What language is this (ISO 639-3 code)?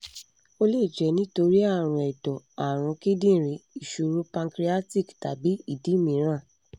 yor